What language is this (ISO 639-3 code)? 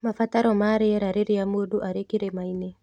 kik